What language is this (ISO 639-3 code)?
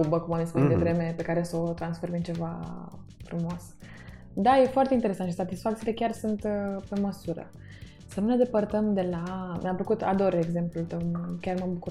ron